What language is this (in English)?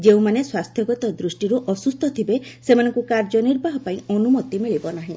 Odia